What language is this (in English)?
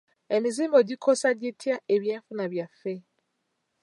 Ganda